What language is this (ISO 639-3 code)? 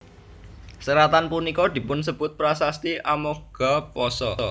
jav